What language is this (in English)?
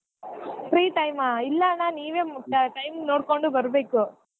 Kannada